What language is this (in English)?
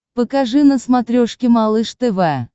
Russian